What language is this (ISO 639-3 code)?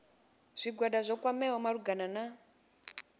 ven